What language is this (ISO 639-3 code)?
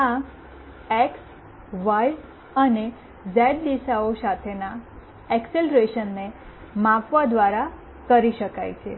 guj